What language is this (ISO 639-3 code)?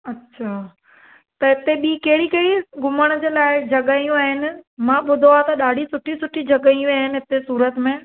snd